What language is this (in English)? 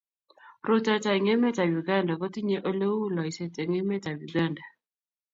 Kalenjin